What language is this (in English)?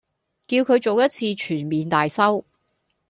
Cantonese